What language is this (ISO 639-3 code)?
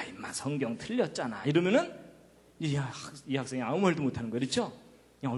kor